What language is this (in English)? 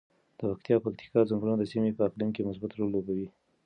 Pashto